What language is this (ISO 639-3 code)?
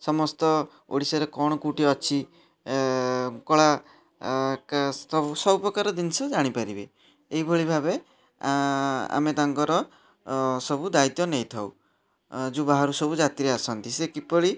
ori